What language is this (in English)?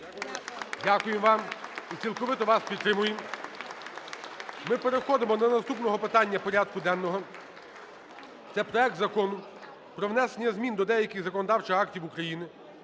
Ukrainian